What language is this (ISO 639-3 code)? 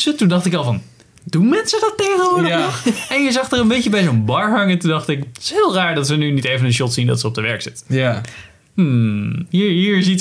nld